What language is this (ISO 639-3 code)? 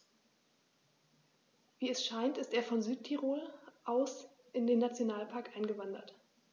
deu